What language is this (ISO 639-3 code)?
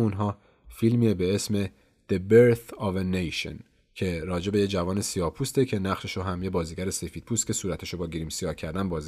fas